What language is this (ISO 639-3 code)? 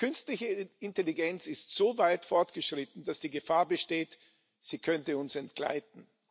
deu